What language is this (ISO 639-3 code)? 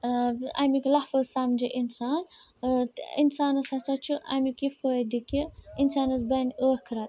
kas